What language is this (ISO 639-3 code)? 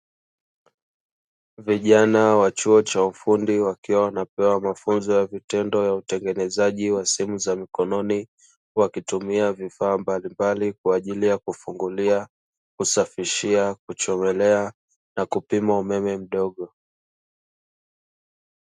swa